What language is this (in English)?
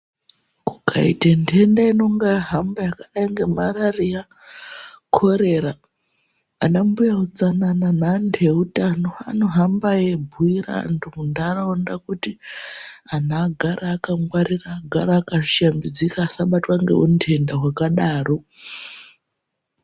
Ndau